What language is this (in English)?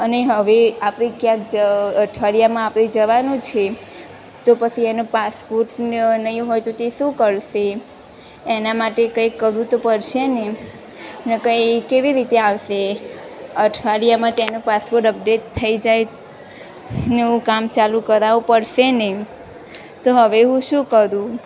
Gujarati